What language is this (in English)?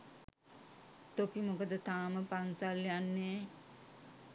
Sinhala